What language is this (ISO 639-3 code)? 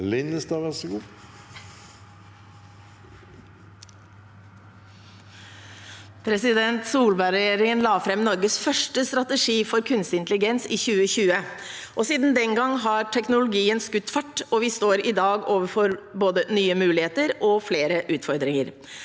nor